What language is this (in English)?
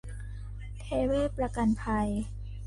Thai